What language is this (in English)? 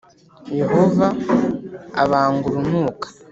Kinyarwanda